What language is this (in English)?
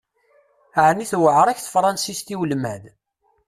Kabyle